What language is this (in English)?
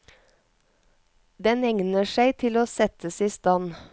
Norwegian